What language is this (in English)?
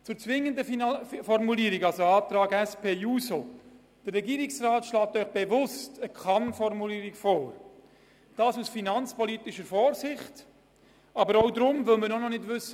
Swiss German